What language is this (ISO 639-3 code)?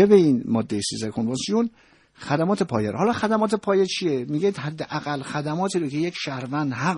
fas